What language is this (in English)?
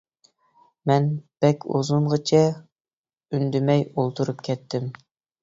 Uyghur